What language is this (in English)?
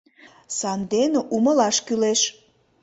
Mari